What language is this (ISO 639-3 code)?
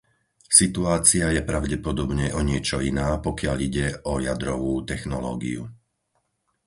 slk